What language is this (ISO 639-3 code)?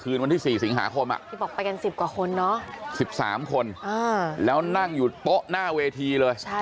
tha